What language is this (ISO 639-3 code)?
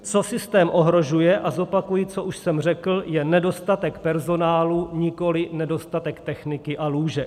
ces